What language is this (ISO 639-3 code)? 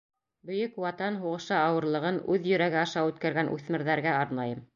bak